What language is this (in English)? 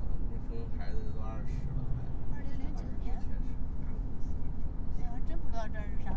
Chinese